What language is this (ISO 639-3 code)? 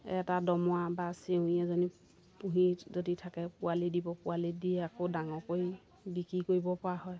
asm